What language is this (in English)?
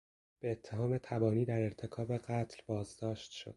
Persian